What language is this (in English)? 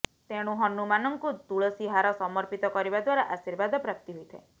Odia